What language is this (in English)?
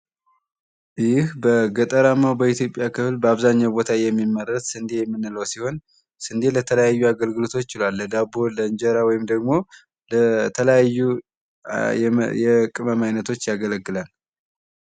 Amharic